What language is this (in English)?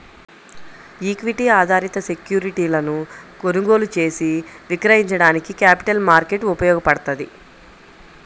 Telugu